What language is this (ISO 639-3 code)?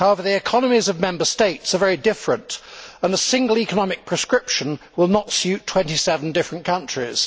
eng